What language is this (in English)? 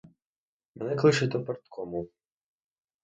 Ukrainian